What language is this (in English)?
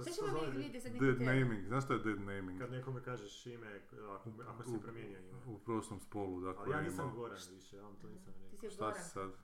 Croatian